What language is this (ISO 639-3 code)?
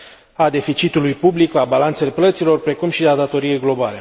ron